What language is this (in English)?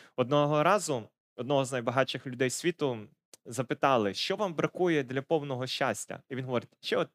Ukrainian